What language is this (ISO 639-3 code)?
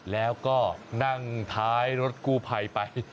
tha